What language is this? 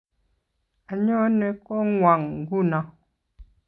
Kalenjin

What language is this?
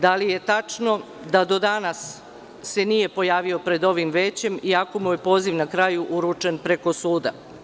Serbian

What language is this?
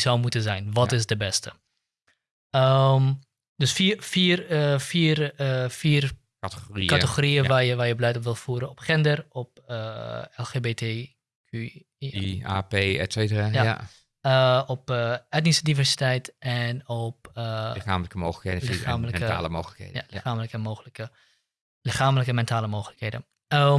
Dutch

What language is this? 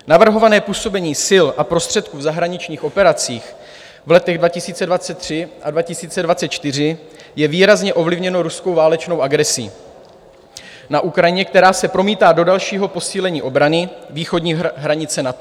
Czech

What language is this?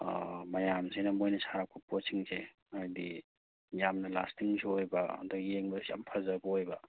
Manipuri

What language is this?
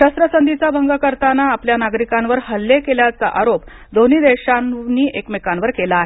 Marathi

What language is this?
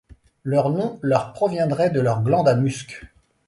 French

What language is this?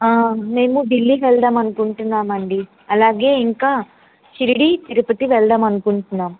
Telugu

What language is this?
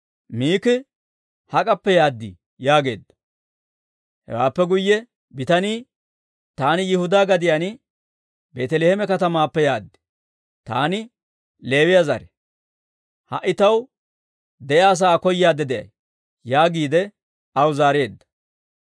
Dawro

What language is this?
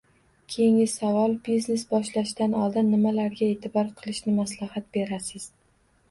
Uzbek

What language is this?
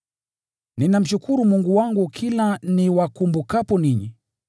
Swahili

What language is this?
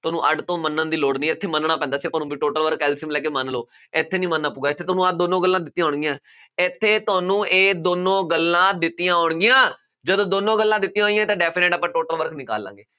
Punjabi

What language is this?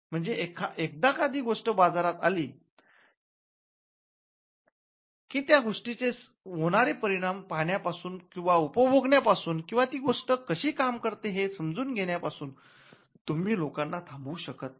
Marathi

